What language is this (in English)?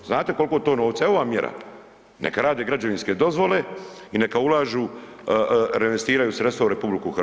Croatian